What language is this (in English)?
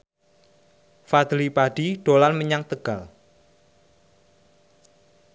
Javanese